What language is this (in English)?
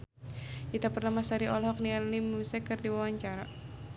Sundanese